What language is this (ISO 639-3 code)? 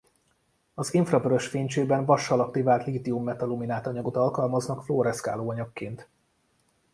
hun